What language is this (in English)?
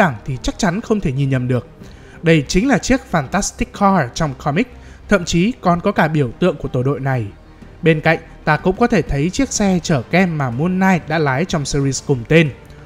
Vietnamese